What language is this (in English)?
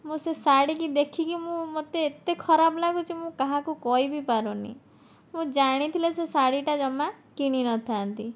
Odia